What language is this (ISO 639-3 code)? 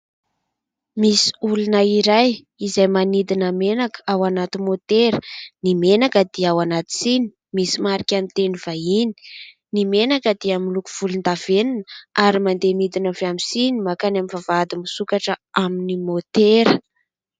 mlg